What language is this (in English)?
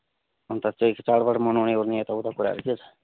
Nepali